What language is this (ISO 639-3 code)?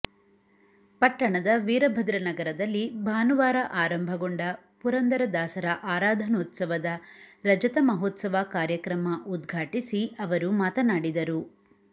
kan